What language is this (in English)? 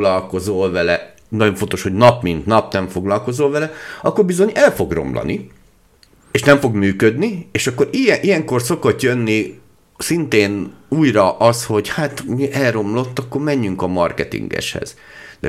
Hungarian